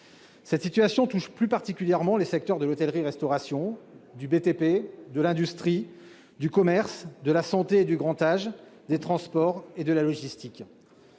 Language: French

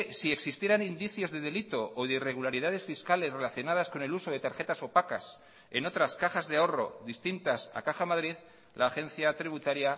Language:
Spanish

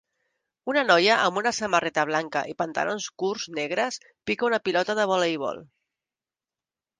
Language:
Catalan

